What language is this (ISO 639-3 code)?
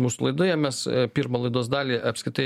lit